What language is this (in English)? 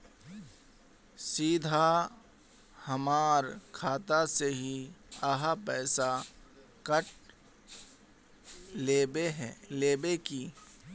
Magahi